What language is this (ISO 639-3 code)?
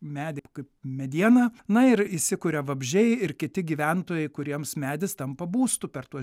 lit